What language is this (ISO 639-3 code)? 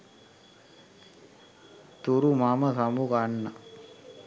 sin